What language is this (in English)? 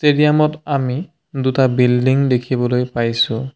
Assamese